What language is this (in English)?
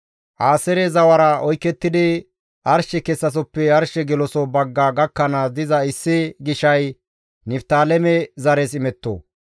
Gamo